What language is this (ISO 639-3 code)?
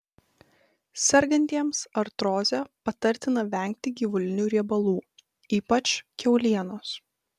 lit